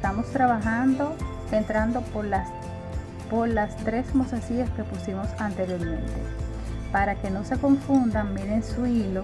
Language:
Spanish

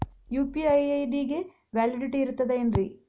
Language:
Kannada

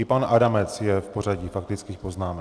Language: Czech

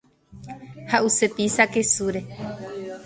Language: Guarani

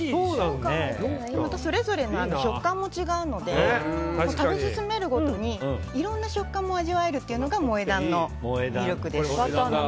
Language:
Japanese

